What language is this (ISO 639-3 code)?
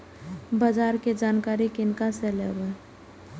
mai